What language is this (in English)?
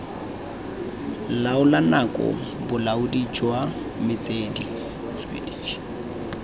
Tswana